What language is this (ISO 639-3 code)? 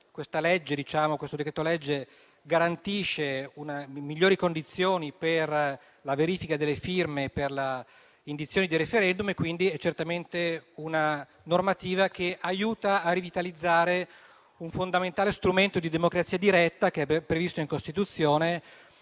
ita